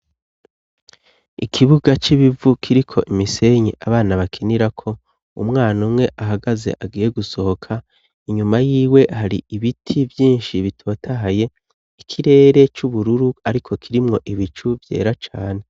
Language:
Rundi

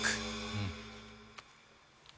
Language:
Japanese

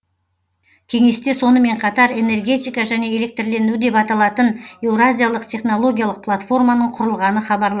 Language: Kazakh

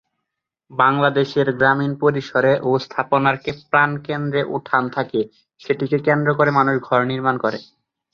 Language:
Bangla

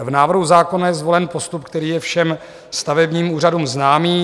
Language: Czech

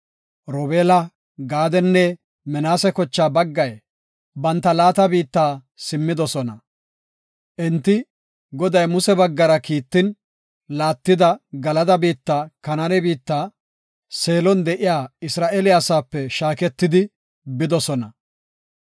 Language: Gofa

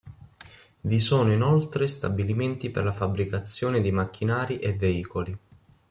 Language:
Italian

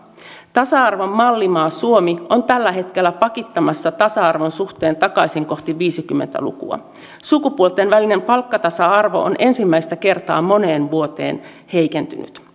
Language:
Finnish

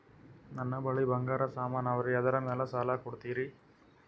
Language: Kannada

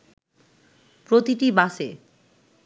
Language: Bangla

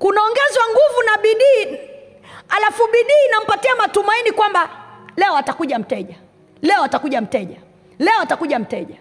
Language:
Swahili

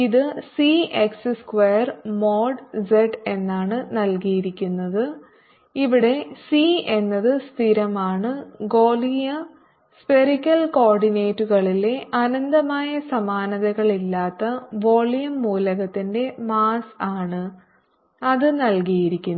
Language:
Malayalam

